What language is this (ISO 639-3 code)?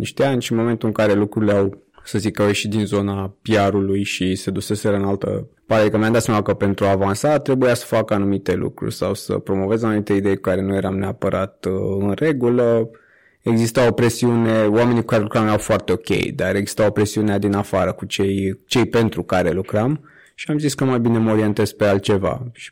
ron